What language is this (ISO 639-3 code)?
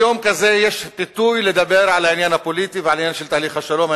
heb